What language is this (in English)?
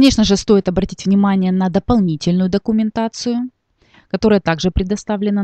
Russian